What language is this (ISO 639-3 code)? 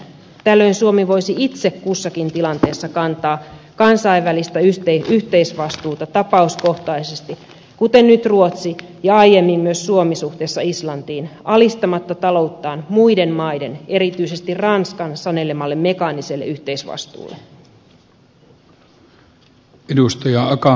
fin